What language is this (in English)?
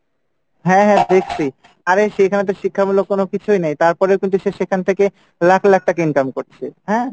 Bangla